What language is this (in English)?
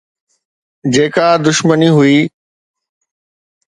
Sindhi